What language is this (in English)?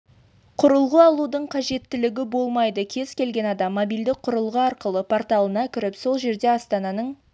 Kazakh